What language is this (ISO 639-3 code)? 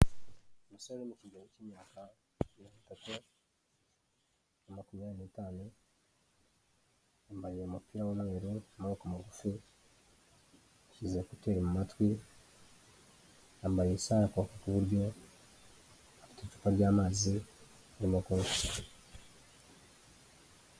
kin